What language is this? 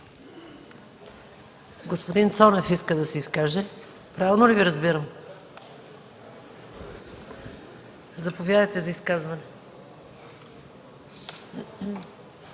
Bulgarian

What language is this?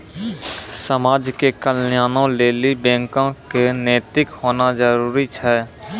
Maithili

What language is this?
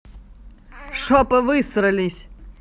Russian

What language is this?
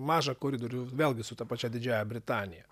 Lithuanian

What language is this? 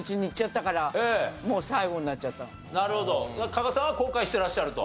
Japanese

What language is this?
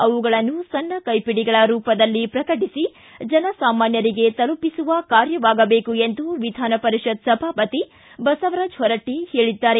Kannada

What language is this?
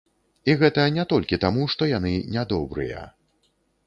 Belarusian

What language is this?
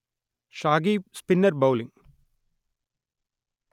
Tamil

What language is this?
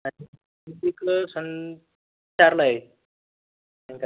Marathi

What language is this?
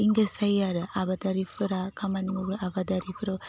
Bodo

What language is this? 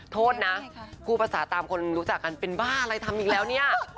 Thai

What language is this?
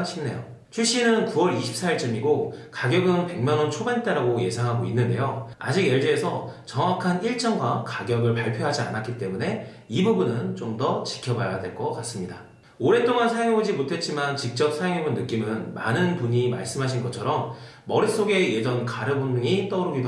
Korean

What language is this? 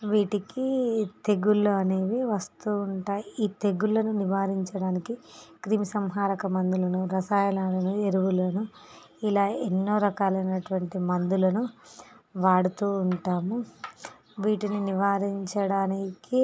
Telugu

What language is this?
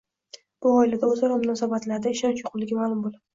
Uzbek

